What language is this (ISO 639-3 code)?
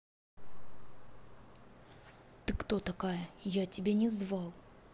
rus